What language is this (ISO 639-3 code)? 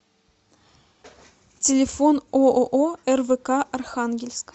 rus